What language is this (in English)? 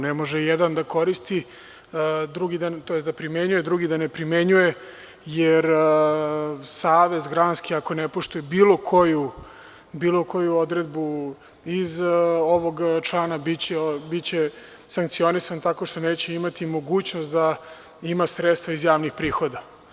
Serbian